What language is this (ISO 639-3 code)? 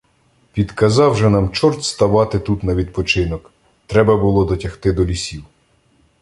ukr